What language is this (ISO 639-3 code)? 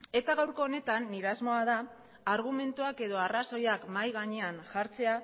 eus